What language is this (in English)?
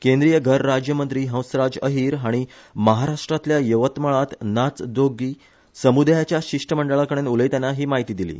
Konkani